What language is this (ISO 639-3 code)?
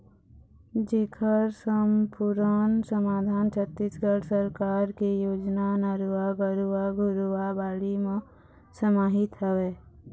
hne